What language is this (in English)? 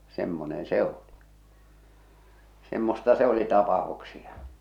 Finnish